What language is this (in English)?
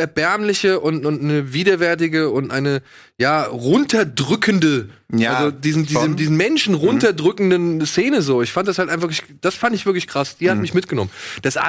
German